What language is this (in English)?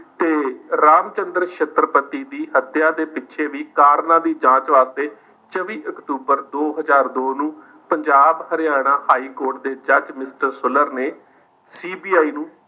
Punjabi